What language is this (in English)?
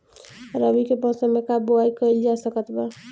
Bhojpuri